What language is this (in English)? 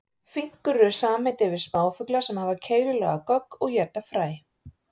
Icelandic